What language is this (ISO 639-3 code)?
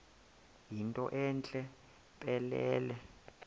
xho